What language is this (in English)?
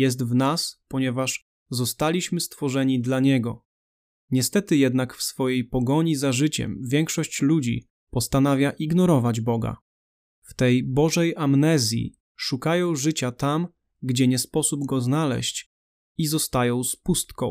Polish